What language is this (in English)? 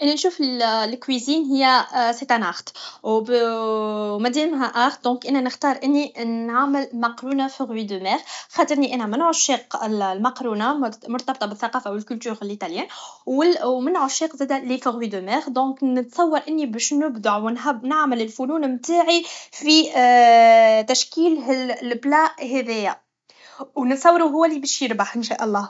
Tunisian Arabic